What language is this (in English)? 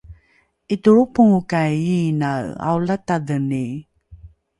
Rukai